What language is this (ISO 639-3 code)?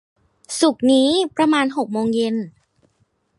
tha